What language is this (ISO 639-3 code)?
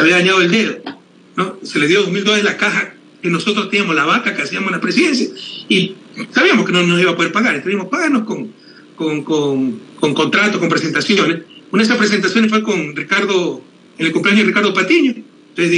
spa